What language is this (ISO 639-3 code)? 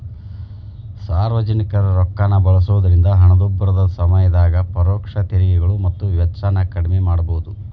kan